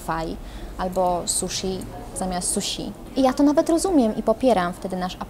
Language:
Polish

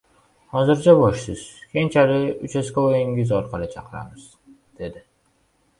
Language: Uzbek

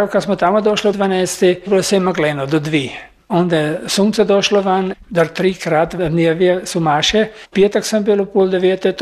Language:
Croatian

